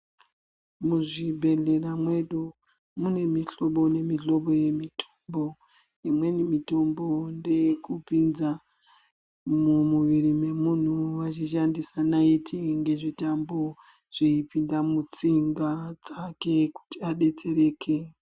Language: Ndau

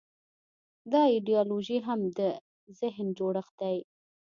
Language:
Pashto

